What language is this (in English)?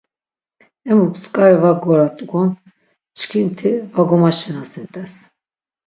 Laz